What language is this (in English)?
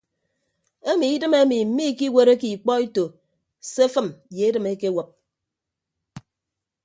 Ibibio